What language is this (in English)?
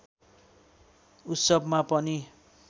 Nepali